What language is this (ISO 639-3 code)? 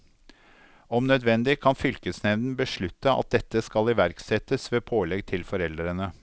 nor